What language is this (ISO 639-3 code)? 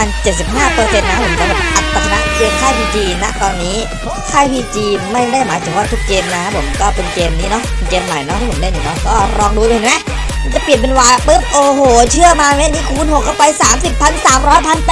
tha